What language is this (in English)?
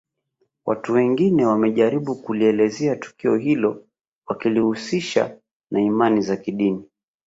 Swahili